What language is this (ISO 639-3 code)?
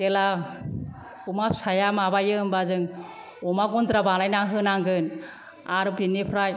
brx